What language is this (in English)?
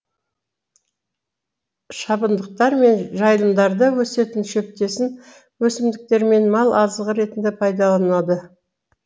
Kazakh